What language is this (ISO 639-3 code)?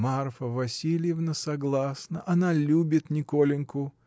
rus